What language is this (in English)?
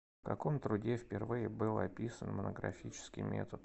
Russian